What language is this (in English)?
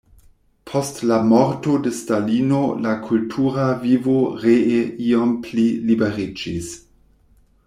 Esperanto